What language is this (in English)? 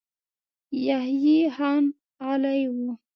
Pashto